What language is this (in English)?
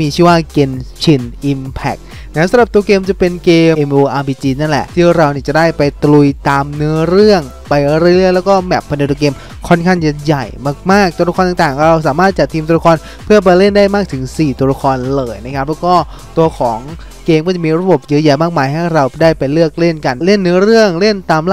Thai